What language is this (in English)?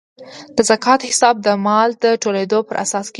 Pashto